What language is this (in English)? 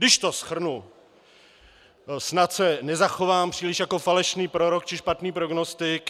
Czech